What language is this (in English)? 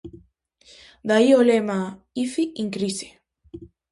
Galician